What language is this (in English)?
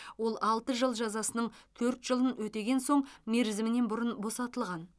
Kazakh